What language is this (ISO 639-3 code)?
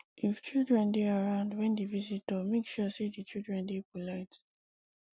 pcm